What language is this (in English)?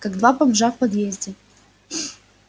Russian